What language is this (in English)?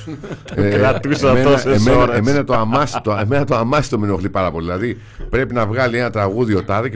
Greek